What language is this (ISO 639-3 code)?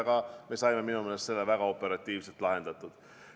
est